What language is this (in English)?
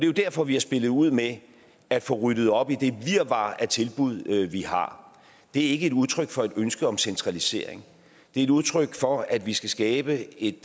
Danish